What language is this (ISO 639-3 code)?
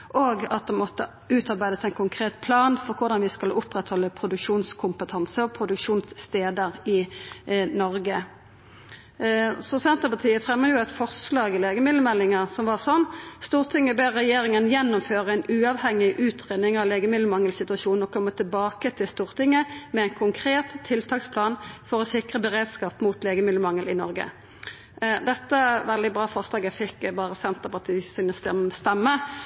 nno